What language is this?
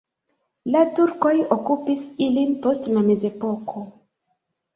Esperanto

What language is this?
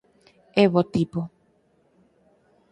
Galician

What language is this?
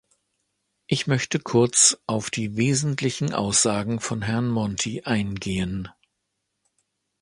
German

